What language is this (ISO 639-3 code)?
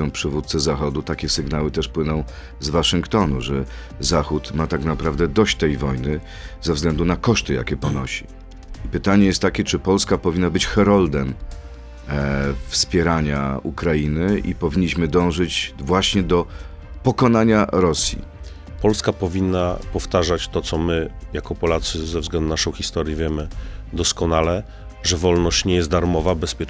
pol